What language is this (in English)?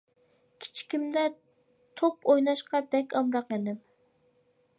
Uyghur